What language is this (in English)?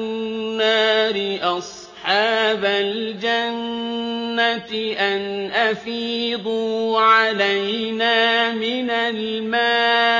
Arabic